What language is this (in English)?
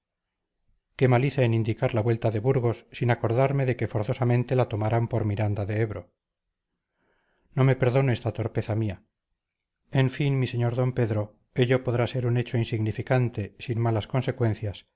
Spanish